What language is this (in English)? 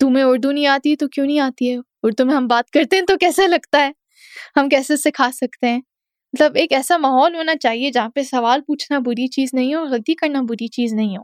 Urdu